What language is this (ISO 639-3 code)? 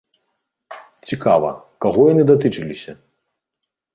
bel